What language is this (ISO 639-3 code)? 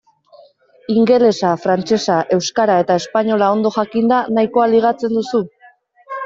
eus